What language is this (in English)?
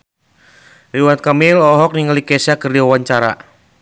Sundanese